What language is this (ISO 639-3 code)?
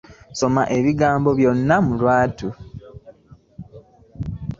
lug